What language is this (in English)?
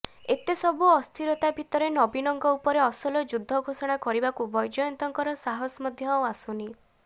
Odia